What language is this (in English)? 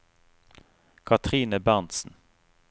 Norwegian